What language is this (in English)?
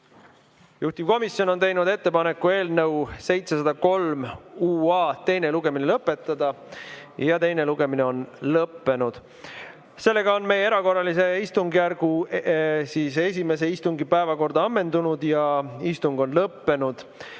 Estonian